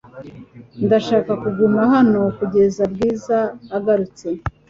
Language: Kinyarwanda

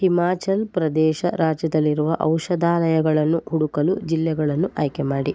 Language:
Kannada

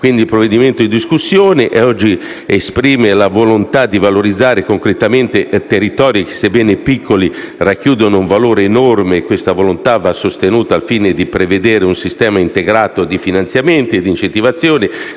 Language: Italian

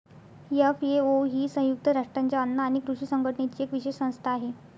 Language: Marathi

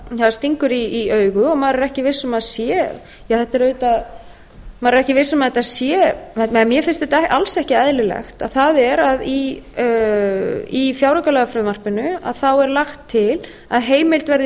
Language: Icelandic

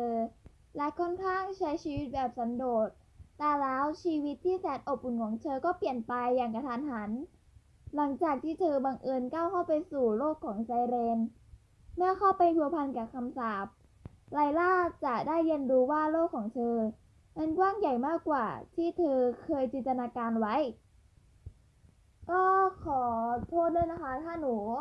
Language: Thai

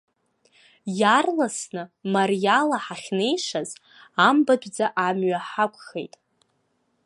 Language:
Abkhazian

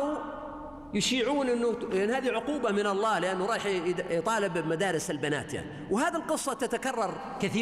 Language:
Arabic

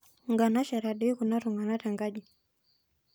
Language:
Masai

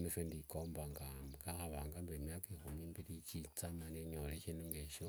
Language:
Wanga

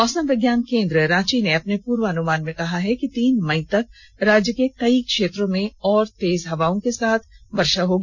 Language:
Hindi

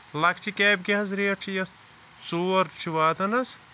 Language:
Kashmiri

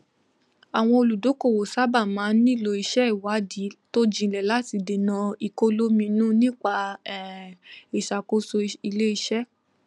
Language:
Yoruba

